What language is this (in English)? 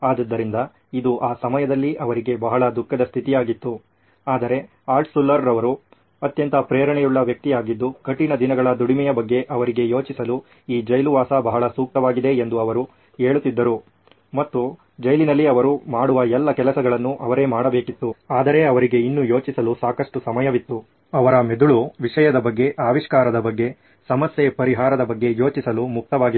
Kannada